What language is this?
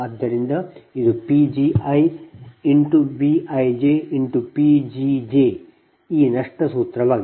Kannada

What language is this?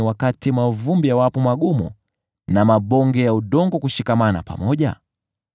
Swahili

